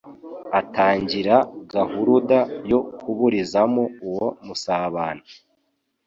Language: Kinyarwanda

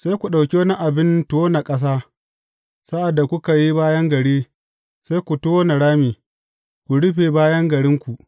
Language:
Hausa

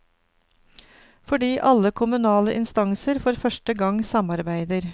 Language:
Norwegian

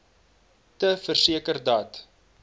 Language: Afrikaans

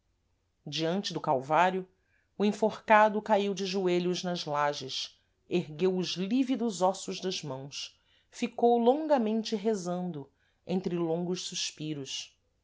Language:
Portuguese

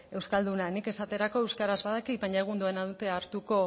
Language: Basque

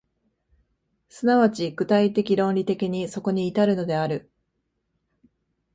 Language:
Japanese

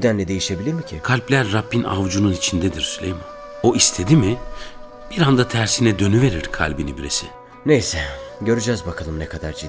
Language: Turkish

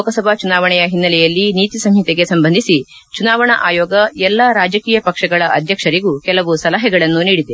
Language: Kannada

